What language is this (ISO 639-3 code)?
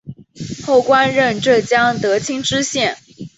zho